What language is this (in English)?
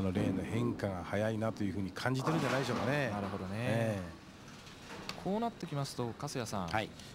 Japanese